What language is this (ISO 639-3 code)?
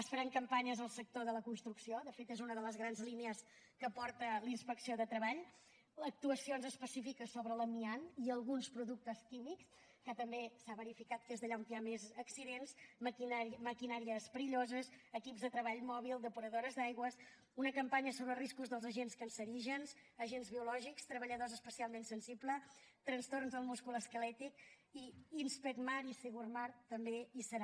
cat